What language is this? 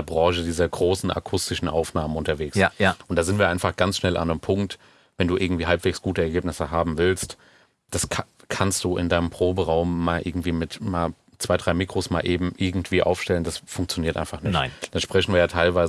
German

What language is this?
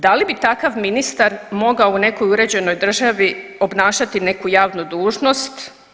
Croatian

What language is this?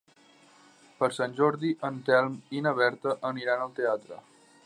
Catalan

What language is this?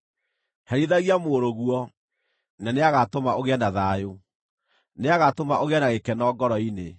Kikuyu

